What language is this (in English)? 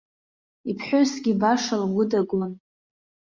Abkhazian